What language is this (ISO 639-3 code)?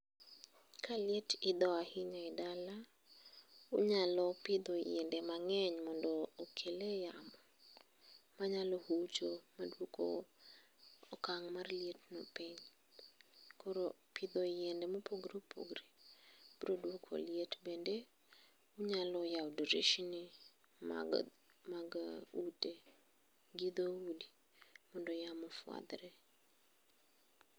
luo